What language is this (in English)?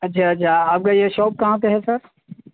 Urdu